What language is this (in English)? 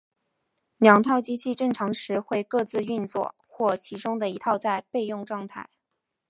Chinese